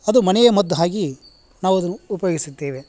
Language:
Kannada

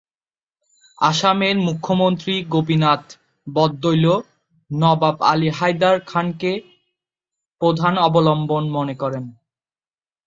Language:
Bangla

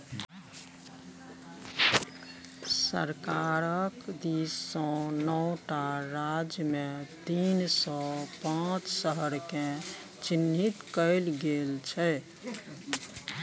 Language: Maithili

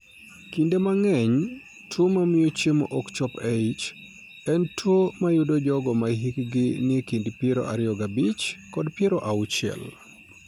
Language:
Luo (Kenya and Tanzania)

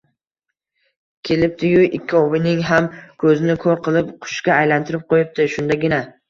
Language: Uzbek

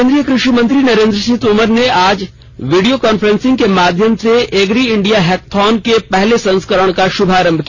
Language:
Hindi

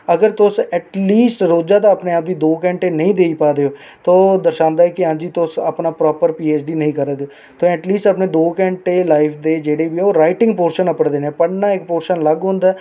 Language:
Dogri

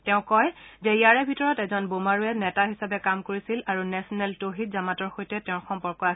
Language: Assamese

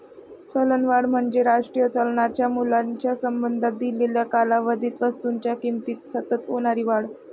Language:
Marathi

